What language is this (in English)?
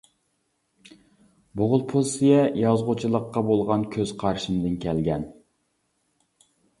Uyghur